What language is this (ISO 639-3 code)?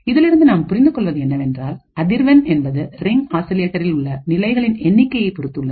tam